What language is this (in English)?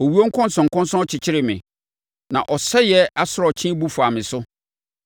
Akan